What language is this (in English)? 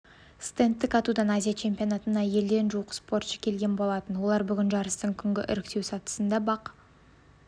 Kazakh